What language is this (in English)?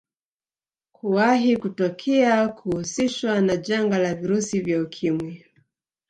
Swahili